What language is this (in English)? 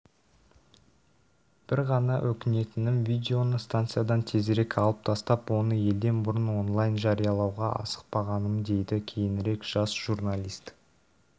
Kazakh